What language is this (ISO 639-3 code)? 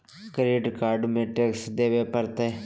mag